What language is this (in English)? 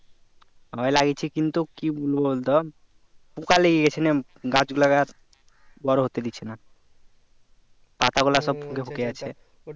Bangla